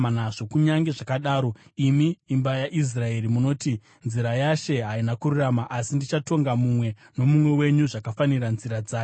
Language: Shona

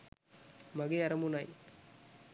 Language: Sinhala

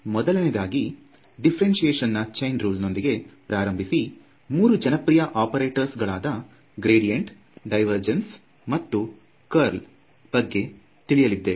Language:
Kannada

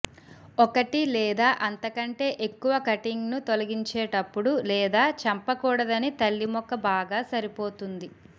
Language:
Telugu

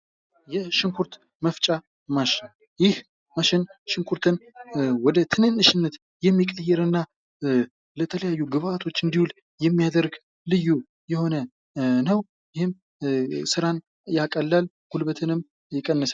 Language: Amharic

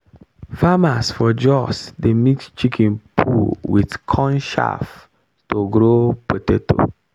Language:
Nigerian Pidgin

